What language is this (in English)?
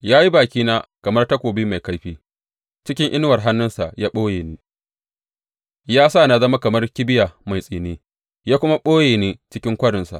Hausa